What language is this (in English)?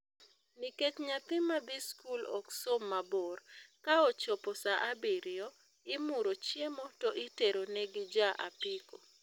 Luo (Kenya and Tanzania)